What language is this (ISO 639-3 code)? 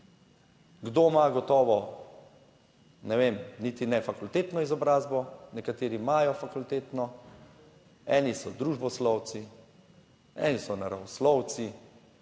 slv